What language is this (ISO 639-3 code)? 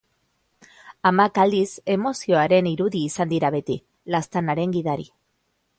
eus